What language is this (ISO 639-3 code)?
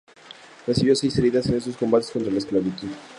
spa